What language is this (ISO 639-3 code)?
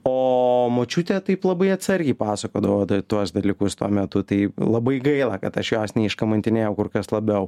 lit